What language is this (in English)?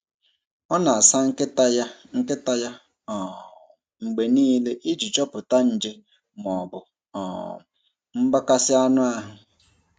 Igbo